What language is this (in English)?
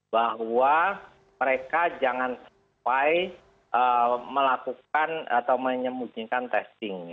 Indonesian